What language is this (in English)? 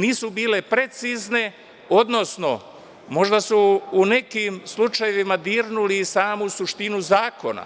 Serbian